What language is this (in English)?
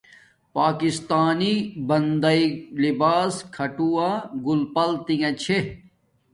Domaaki